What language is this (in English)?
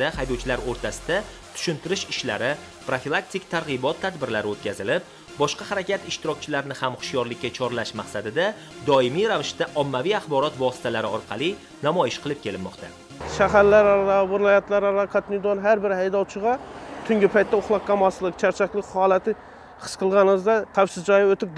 Turkish